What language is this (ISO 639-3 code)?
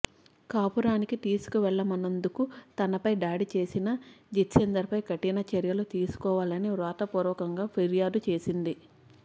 tel